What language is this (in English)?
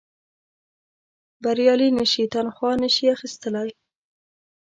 Pashto